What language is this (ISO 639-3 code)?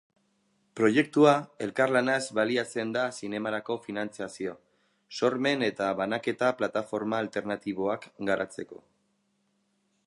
eus